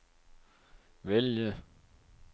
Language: Danish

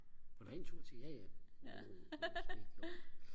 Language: Danish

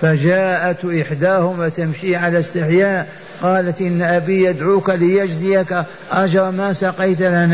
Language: Arabic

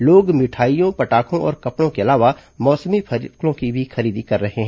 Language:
Hindi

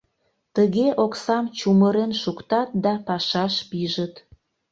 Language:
Mari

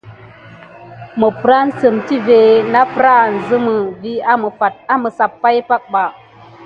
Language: Gidar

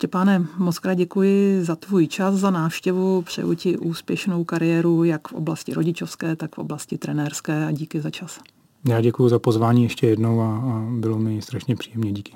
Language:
Czech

